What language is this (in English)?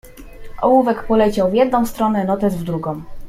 Polish